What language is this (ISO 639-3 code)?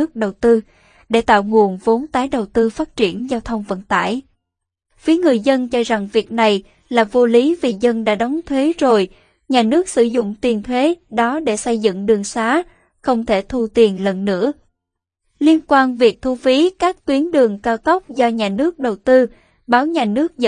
vie